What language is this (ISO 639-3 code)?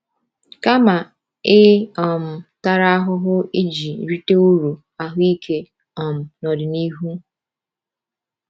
ibo